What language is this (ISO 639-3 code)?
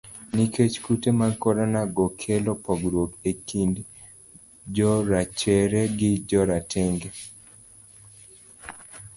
luo